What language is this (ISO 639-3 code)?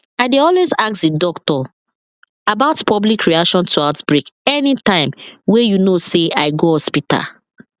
pcm